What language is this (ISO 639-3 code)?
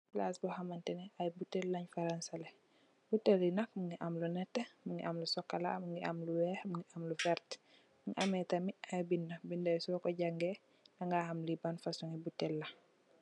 wol